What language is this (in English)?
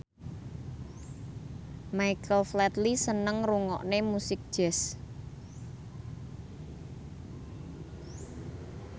Javanese